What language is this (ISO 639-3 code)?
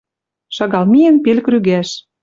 mrj